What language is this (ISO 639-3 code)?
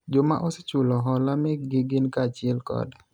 luo